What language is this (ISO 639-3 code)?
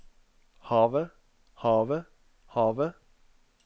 nor